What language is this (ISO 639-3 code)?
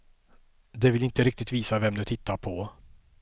swe